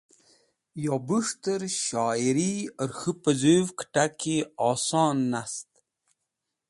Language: Wakhi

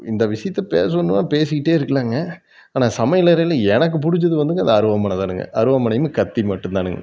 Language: Tamil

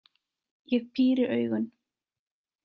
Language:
Icelandic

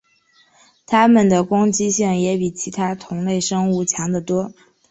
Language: Chinese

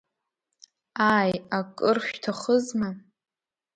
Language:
Abkhazian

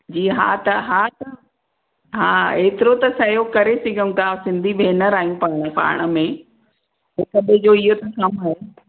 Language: Sindhi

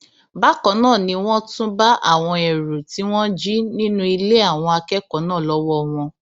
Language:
Yoruba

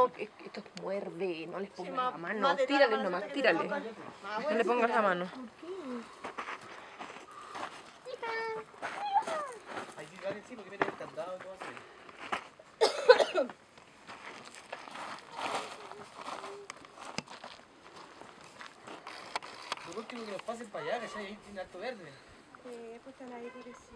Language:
Spanish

